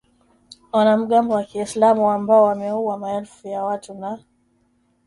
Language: Swahili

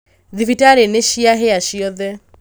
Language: Kikuyu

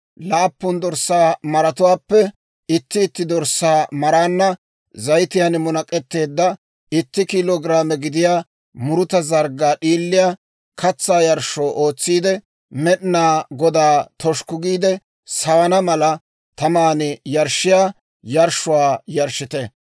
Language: Dawro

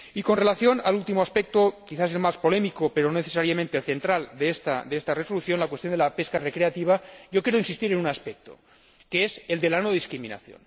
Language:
Spanish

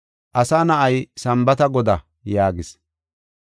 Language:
Gofa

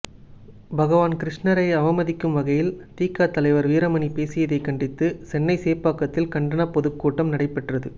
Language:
Tamil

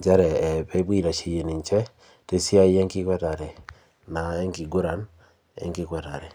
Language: Masai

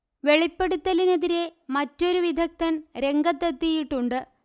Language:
Malayalam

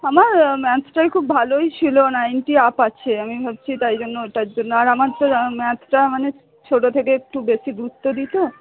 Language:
Bangla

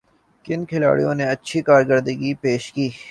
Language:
Urdu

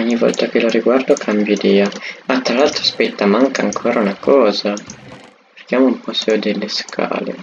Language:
Italian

